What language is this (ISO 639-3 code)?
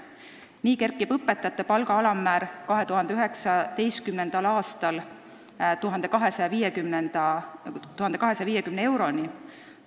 est